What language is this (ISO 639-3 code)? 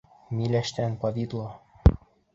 bak